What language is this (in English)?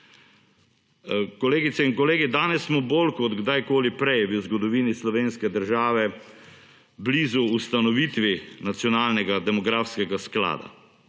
Slovenian